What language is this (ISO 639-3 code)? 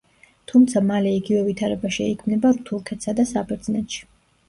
kat